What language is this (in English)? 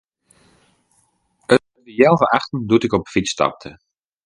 Western Frisian